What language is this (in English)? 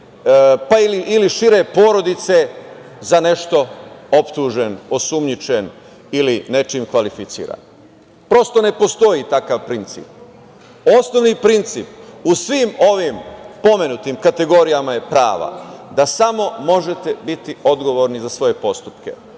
Serbian